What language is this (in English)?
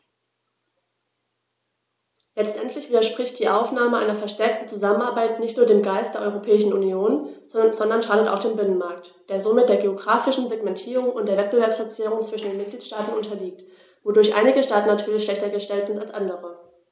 German